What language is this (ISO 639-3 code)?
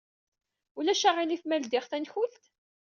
kab